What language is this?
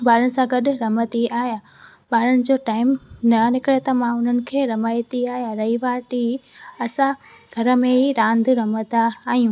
Sindhi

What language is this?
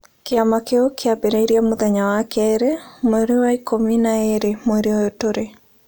Kikuyu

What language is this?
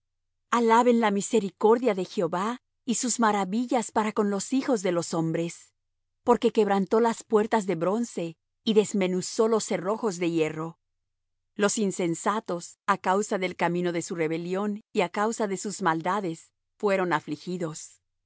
Spanish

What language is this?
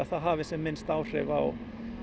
Icelandic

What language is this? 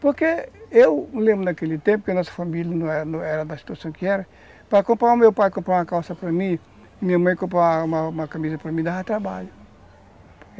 Portuguese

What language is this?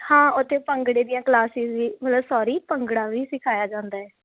Punjabi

